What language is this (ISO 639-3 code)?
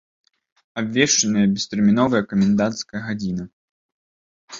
bel